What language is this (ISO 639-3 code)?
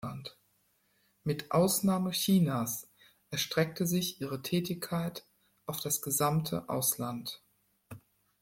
deu